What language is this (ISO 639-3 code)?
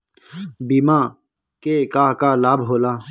bho